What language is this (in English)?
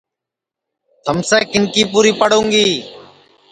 Sansi